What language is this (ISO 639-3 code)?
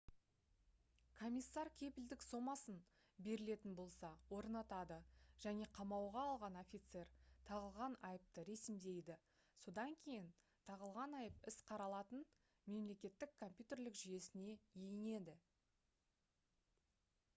kaz